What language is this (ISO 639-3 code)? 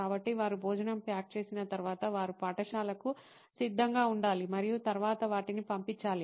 tel